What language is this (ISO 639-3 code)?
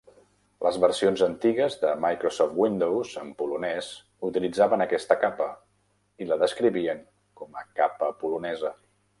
cat